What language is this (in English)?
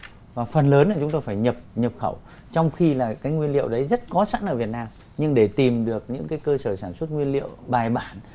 Vietnamese